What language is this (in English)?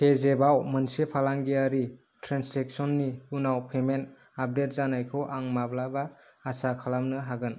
Bodo